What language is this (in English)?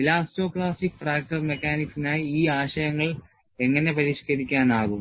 Malayalam